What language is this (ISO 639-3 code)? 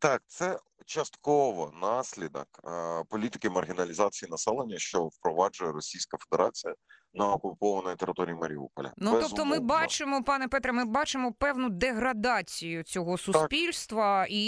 ukr